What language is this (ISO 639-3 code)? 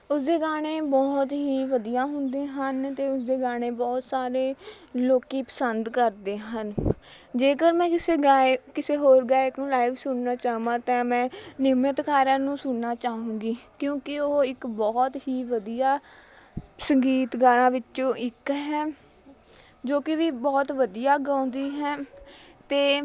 pan